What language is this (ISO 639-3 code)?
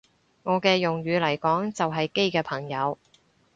yue